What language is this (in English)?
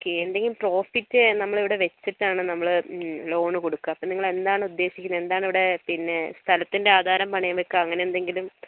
Malayalam